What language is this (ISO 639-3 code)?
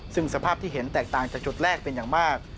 tha